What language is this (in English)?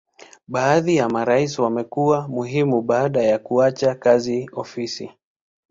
Swahili